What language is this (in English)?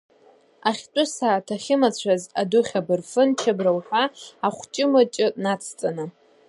Abkhazian